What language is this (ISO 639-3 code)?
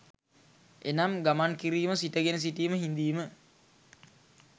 sin